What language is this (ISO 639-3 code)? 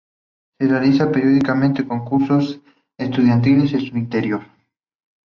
spa